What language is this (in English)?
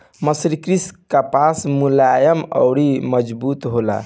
Bhojpuri